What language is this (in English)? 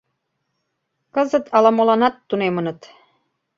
Mari